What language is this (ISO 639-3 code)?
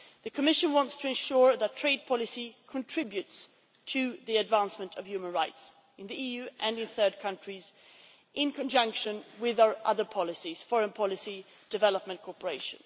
eng